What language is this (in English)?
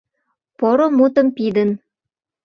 Mari